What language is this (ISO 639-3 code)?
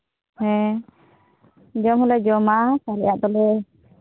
sat